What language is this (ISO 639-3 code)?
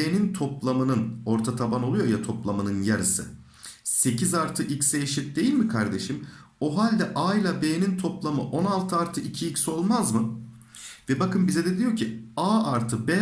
tur